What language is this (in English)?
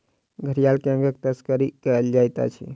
Maithili